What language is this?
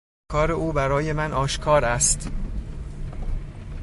Persian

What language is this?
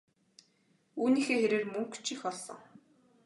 Mongolian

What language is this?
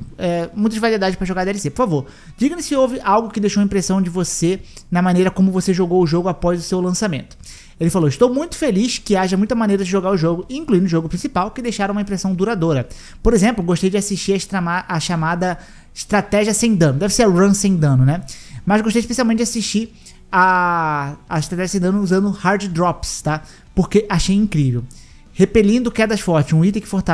Portuguese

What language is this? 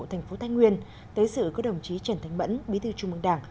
Vietnamese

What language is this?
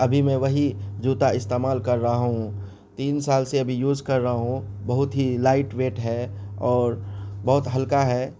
Urdu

